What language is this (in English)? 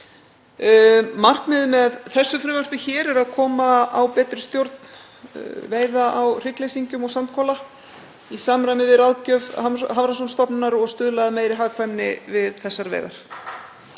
Icelandic